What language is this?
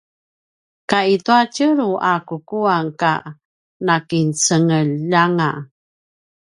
Paiwan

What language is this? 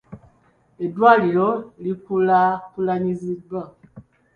Ganda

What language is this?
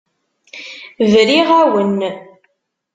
Kabyle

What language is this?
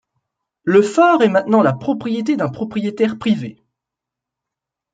French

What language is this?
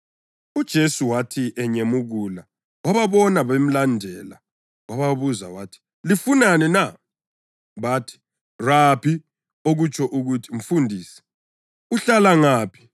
North Ndebele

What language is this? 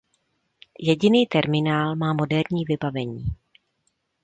Czech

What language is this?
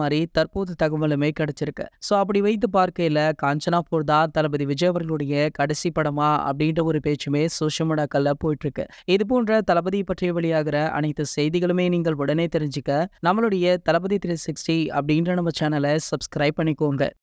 Romanian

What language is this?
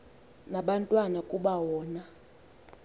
Xhosa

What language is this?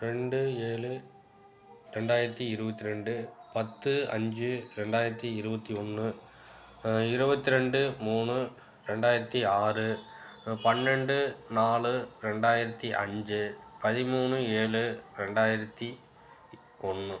Tamil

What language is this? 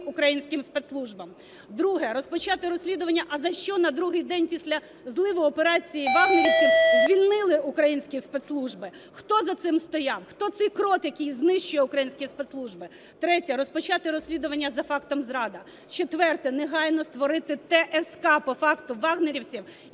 Ukrainian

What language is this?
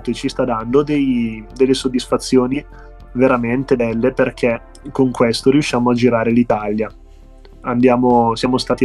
Italian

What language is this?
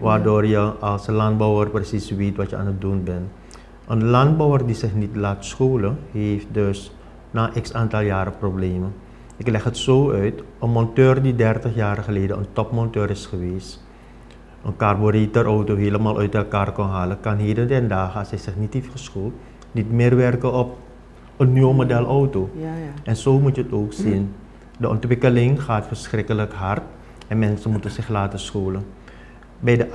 Dutch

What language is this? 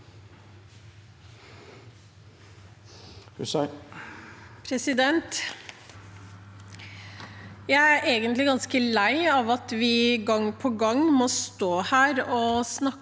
Norwegian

